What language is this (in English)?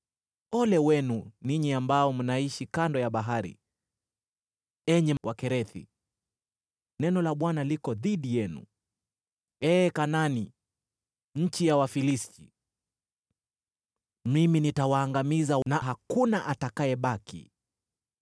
Swahili